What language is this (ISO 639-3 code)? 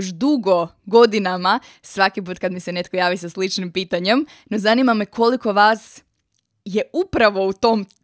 hrv